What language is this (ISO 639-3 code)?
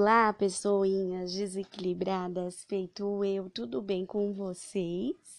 por